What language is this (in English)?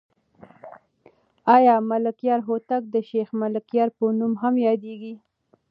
Pashto